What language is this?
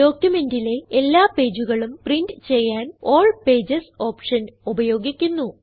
Malayalam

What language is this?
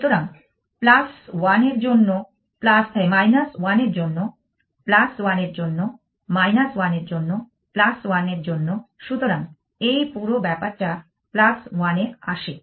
Bangla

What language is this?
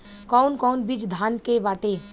Bhojpuri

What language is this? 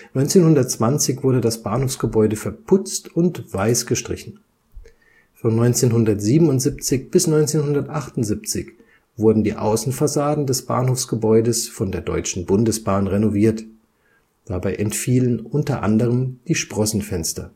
German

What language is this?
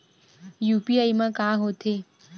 Chhattisgarhi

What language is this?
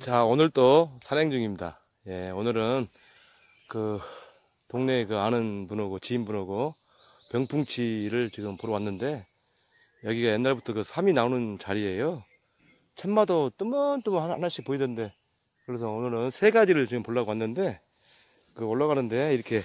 Korean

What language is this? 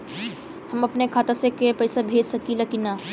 Bhojpuri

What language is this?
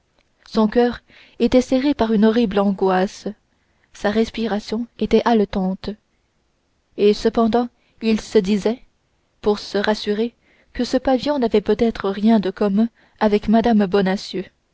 French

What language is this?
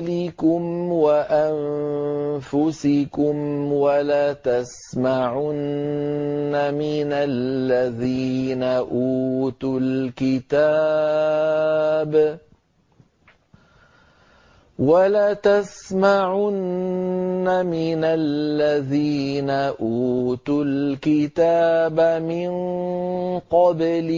Arabic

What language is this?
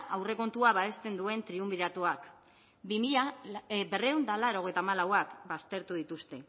Basque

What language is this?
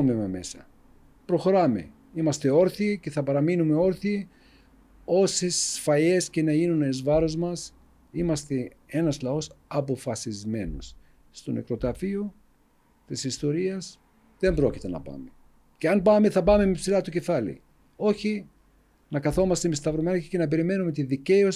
Greek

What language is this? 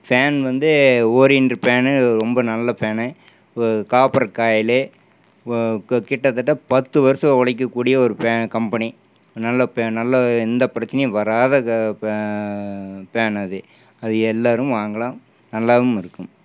Tamil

